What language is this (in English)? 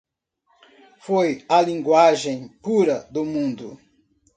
Portuguese